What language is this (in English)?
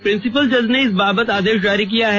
Hindi